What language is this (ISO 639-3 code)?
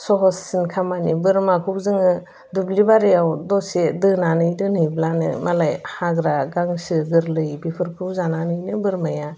brx